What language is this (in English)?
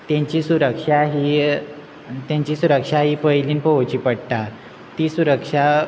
Konkani